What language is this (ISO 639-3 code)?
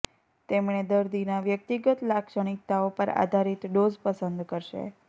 guj